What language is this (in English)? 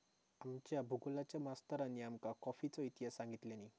Marathi